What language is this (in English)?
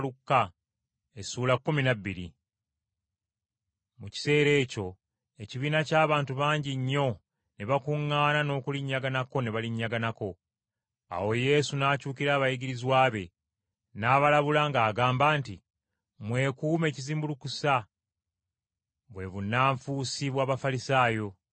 Ganda